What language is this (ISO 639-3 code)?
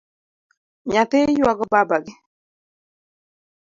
luo